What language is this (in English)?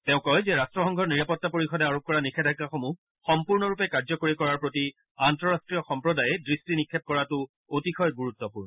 Assamese